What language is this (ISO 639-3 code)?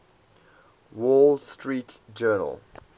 eng